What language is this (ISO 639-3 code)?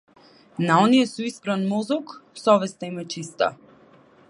mkd